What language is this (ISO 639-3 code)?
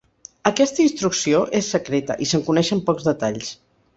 cat